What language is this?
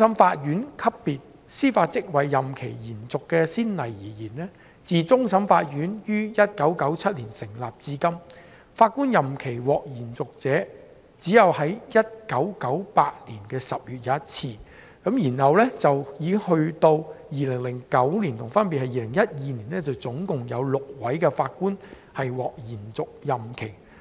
Cantonese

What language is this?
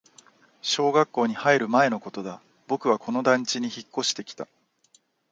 Japanese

